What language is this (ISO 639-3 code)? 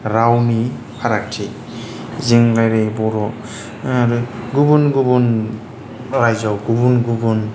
brx